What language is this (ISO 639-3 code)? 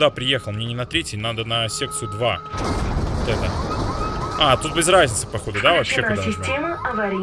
rus